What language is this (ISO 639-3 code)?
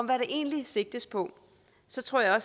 dan